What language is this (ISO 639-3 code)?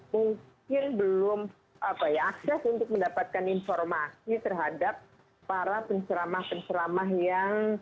ind